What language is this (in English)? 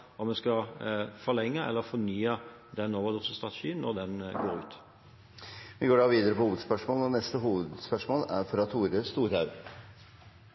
Norwegian